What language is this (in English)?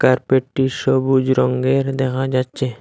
Bangla